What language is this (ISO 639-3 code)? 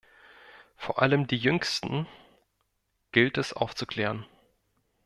deu